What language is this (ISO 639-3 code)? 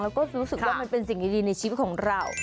tha